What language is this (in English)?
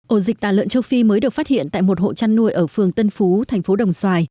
Vietnamese